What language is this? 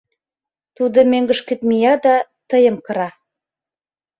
Mari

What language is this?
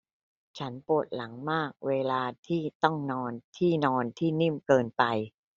Thai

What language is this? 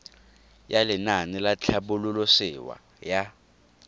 Tswana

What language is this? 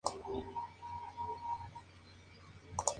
Spanish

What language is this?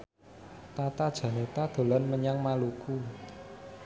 Javanese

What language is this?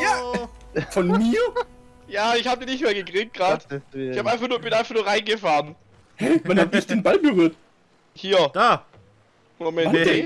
German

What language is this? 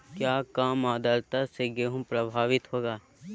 Magahi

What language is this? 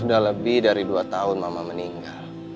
Indonesian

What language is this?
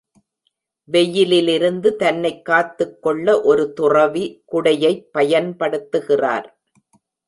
Tamil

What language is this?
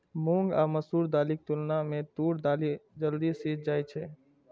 Maithili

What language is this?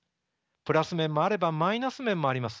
Japanese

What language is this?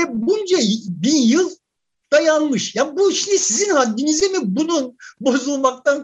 Turkish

